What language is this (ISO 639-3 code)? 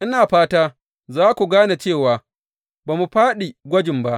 hau